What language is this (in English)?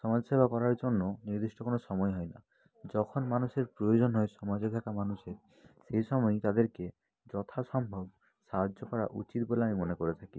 Bangla